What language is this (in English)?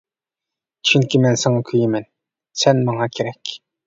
Uyghur